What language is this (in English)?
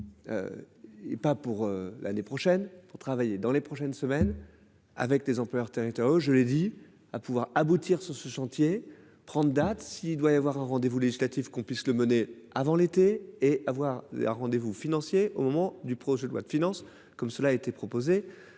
French